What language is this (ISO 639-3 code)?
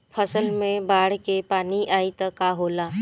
bho